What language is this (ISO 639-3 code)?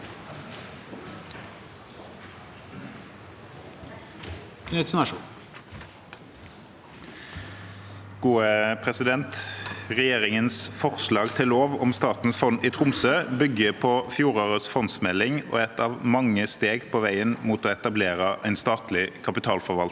nor